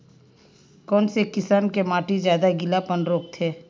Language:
Chhattisgarhi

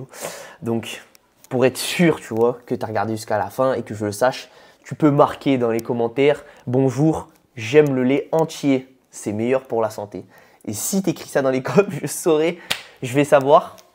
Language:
French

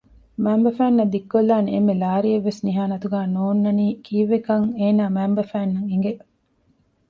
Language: Divehi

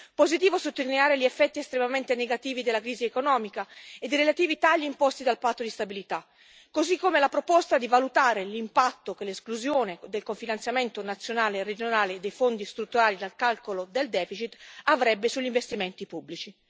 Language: Italian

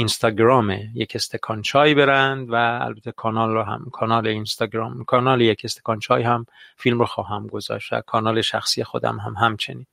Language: Persian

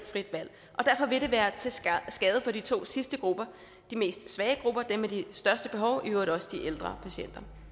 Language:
Danish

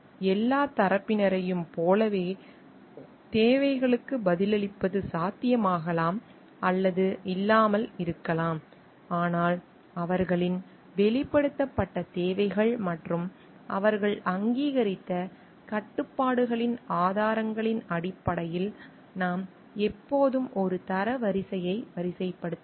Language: Tamil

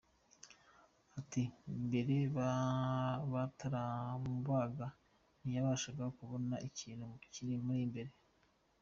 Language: Kinyarwanda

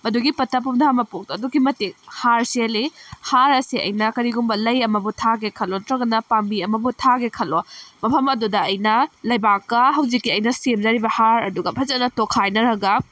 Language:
Manipuri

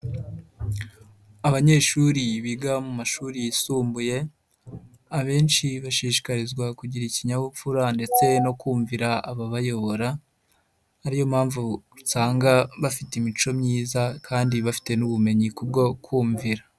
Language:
Kinyarwanda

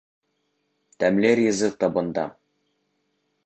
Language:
Bashkir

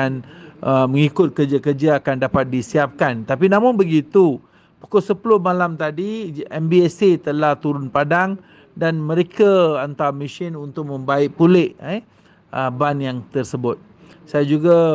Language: Malay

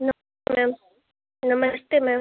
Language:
Hindi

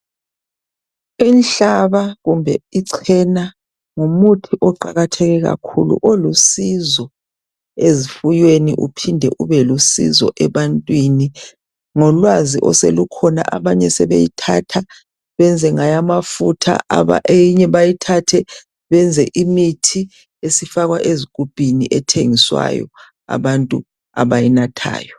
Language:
North Ndebele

